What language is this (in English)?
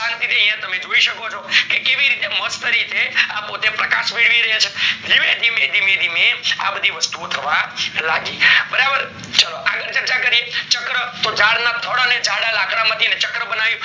Gujarati